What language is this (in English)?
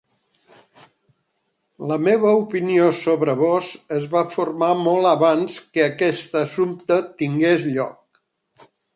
Catalan